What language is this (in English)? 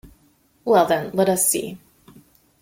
English